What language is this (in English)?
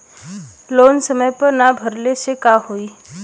Bhojpuri